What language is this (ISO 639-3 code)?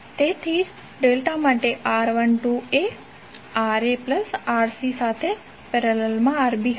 guj